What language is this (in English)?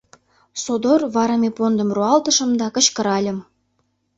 Mari